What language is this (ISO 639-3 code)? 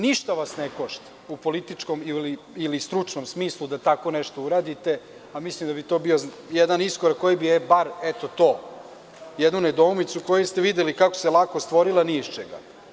srp